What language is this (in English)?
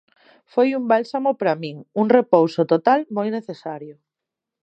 Galician